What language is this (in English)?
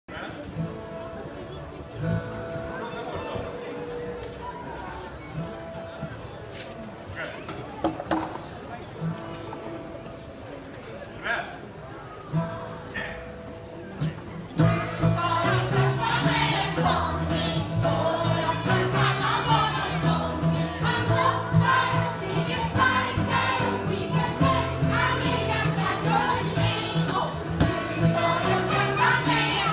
Swedish